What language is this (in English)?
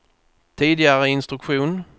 Swedish